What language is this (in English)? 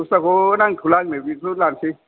Bodo